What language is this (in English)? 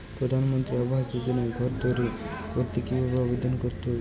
Bangla